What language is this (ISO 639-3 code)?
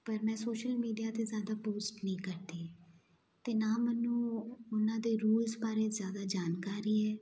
pan